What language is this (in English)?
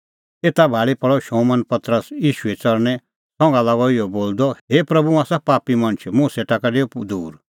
Kullu Pahari